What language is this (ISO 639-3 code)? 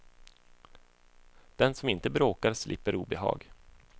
swe